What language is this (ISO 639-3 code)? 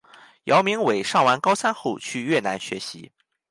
zho